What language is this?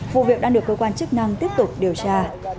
Vietnamese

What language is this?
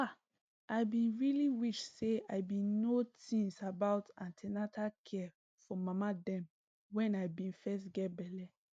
Nigerian Pidgin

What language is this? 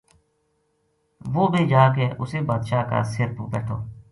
Gujari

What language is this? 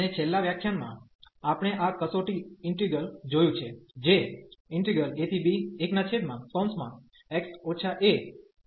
Gujarati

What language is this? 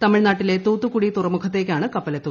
Malayalam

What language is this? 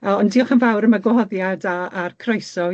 Welsh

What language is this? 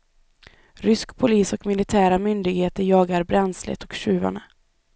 Swedish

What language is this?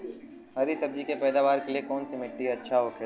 Bhojpuri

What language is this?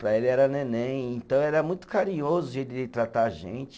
Portuguese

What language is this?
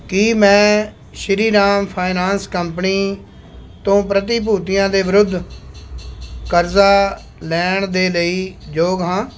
Punjabi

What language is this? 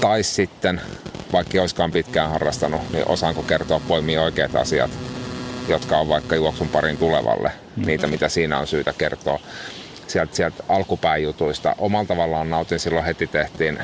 Finnish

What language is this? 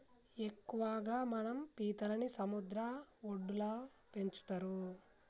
Telugu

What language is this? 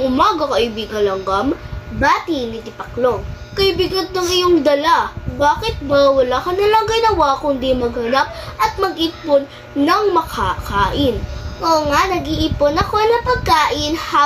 Filipino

